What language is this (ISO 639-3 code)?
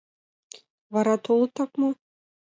chm